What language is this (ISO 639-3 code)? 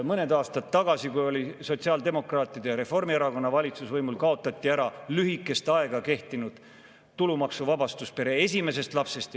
est